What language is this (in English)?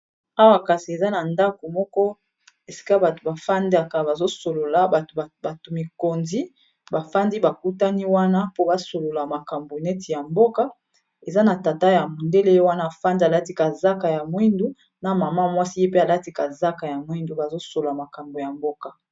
Lingala